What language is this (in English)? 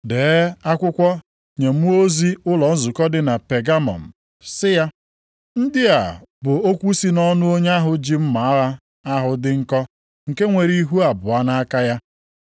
Igbo